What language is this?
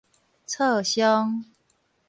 Min Nan Chinese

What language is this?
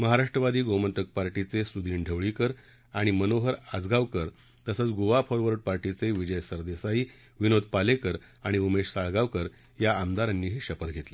Marathi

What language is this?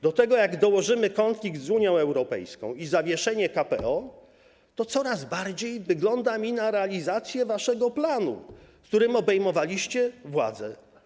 Polish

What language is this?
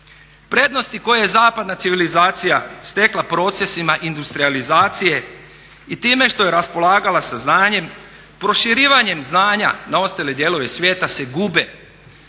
Croatian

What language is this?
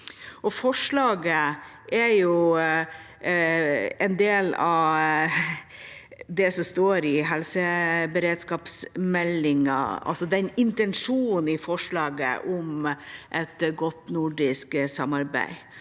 Norwegian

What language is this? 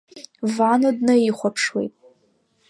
Abkhazian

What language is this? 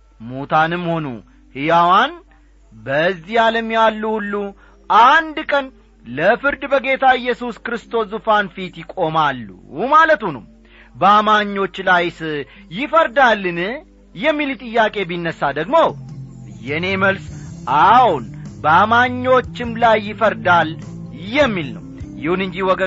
Amharic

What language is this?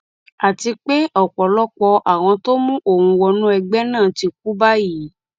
Yoruba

